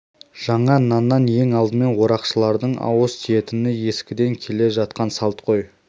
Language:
Kazakh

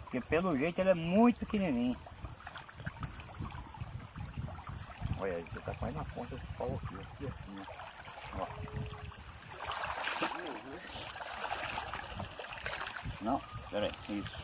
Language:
Portuguese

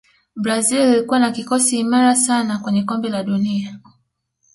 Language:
Swahili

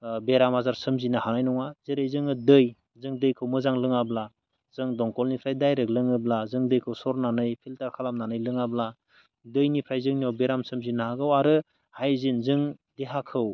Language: Bodo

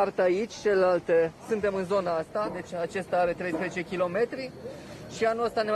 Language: Romanian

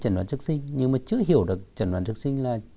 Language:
Vietnamese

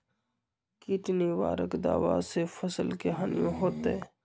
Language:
Magahi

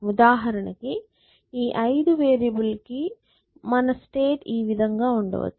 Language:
Telugu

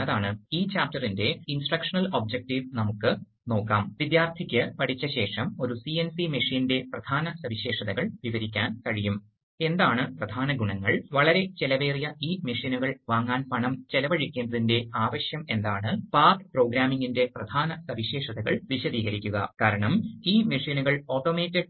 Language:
Malayalam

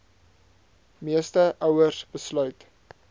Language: Afrikaans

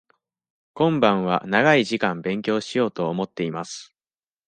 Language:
Japanese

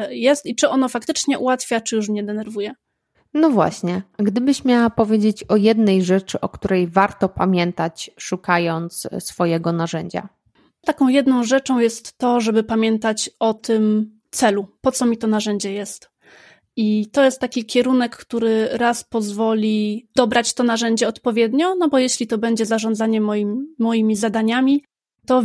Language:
Polish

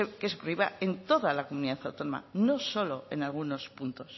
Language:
Spanish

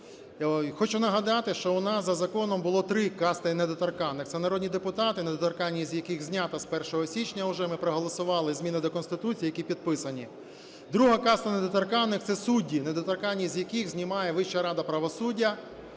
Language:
Ukrainian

